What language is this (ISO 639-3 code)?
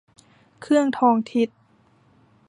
tha